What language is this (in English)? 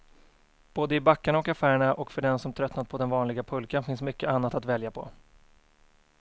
Swedish